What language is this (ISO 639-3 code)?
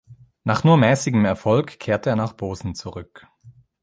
deu